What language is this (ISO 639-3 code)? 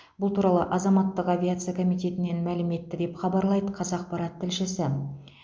kaz